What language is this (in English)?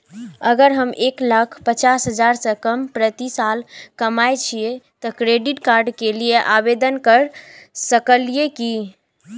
Maithili